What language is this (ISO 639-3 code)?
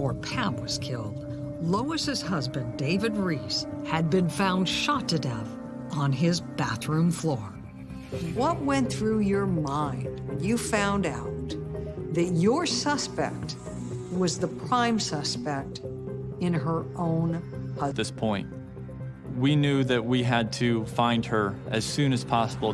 eng